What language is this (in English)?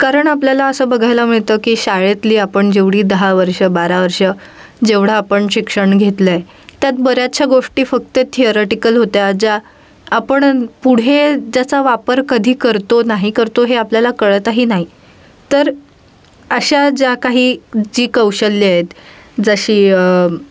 Marathi